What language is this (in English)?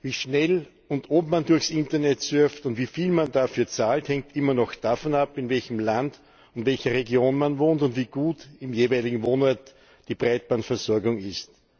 German